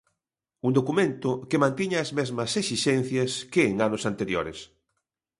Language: Galician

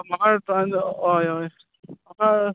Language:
Konkani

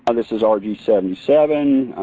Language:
English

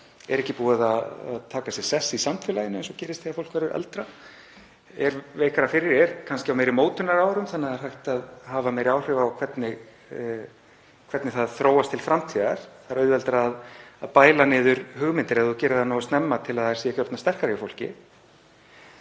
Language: Icelandic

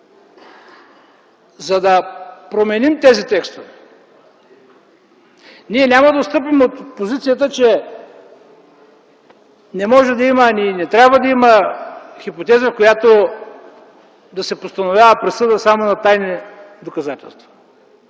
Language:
Bulgarian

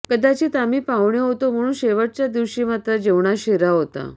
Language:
Marathi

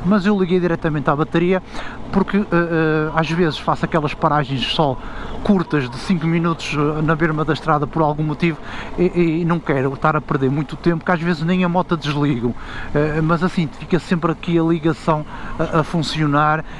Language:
Portuguese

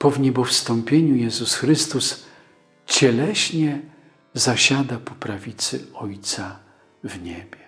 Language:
Polish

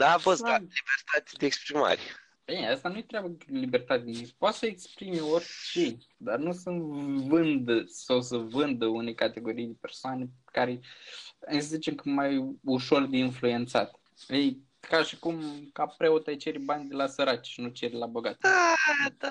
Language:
Romanian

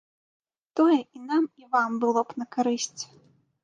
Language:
Belarusian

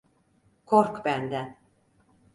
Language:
Turkish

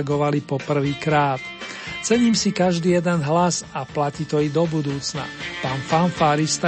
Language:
Slovak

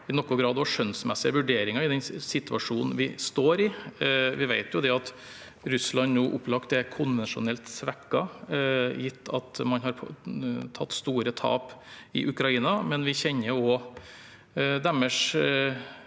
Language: Norwegian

